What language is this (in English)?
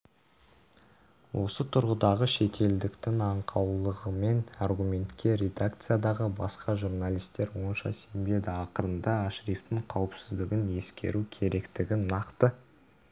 Kazakh